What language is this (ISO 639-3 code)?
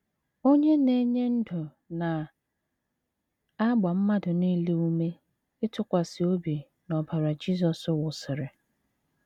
ibo